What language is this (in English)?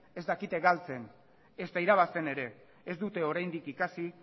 Basque